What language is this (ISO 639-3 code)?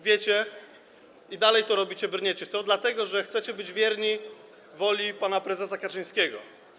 pol